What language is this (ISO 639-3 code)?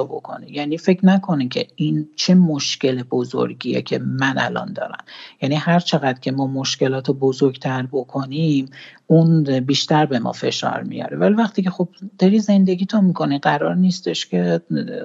fas